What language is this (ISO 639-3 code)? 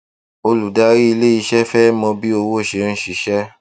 yor